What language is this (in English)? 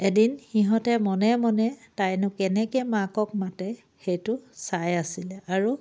Assamese